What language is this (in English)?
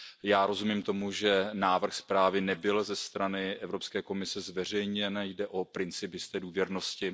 Czech